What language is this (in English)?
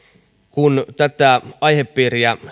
Finnish